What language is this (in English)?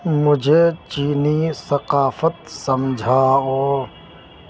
Urdu